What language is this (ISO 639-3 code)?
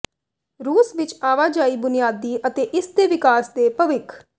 pan